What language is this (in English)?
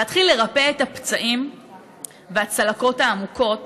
Hebrew